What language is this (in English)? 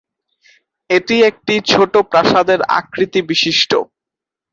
Bangla